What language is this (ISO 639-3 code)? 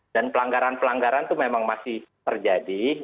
ind